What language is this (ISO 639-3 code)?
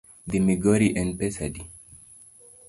luo